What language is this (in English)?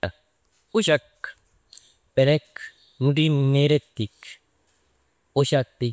Maba